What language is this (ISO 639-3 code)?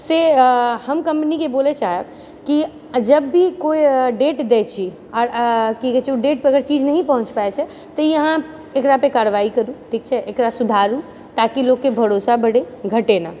mai